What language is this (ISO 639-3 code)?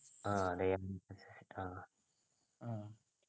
mal